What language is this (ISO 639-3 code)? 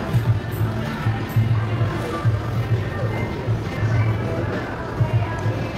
fil